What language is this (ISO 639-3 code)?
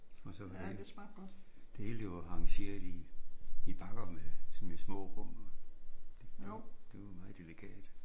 dan